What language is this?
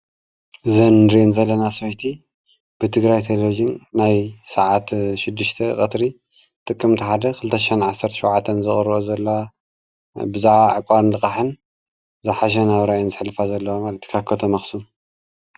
Tigrinya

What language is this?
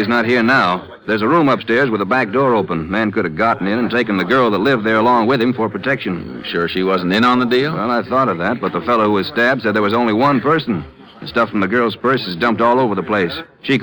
English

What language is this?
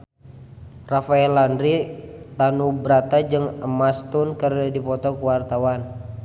Sundanese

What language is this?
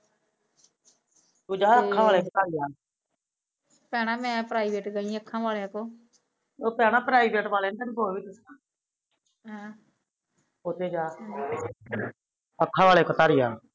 Punjabi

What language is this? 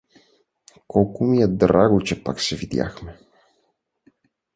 Bulgarian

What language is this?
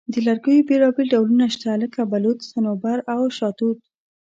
Pashto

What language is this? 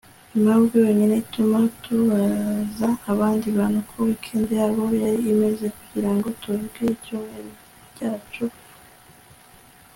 Kinyarwanda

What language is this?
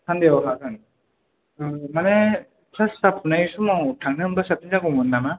Bodo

